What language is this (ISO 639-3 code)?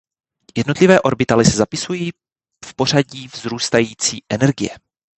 ces